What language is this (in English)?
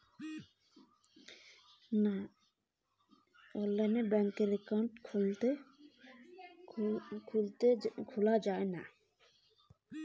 Bangla